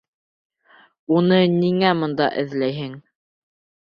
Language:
Bashkir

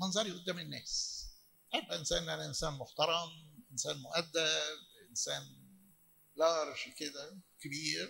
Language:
Arabic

